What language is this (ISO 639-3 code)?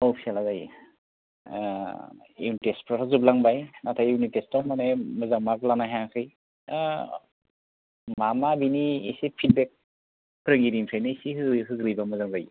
brx